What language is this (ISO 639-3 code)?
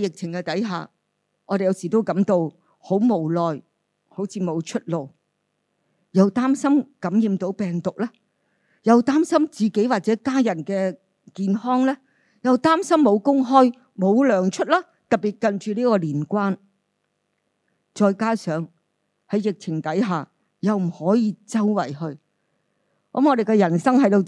zho